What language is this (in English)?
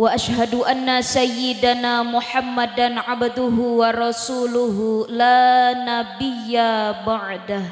Indonesian